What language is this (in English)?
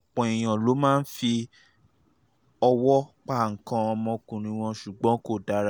Yoruba